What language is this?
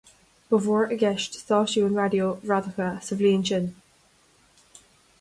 Irish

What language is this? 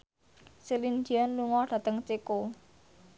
Javanese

